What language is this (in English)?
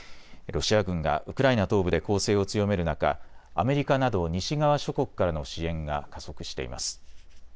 Japanese